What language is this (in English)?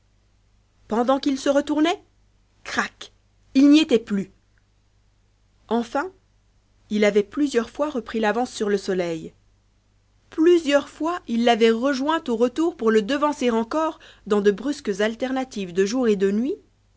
French